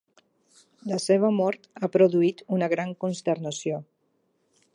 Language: Catalan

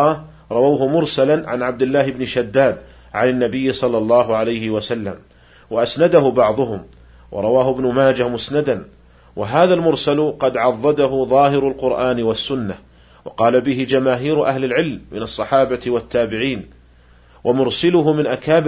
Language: Arabic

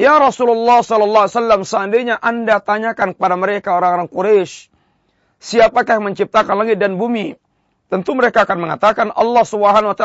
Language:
Malay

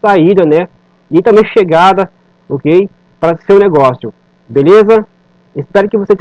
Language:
Portuguese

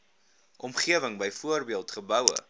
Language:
Afrikaans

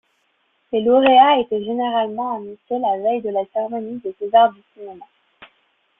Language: French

